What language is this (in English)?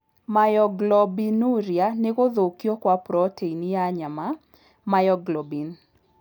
Kikuyu